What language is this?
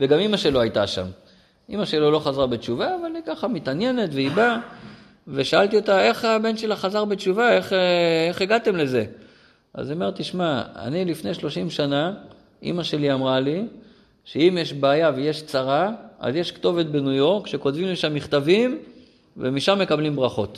Hebrew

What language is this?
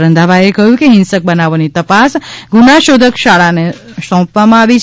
Gujarati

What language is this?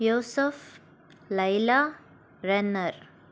Telugu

